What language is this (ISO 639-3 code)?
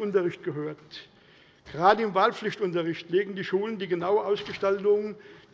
deu